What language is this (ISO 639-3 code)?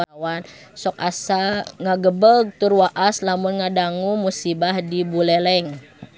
sun